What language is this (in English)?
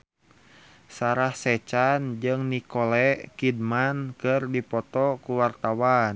Sundanese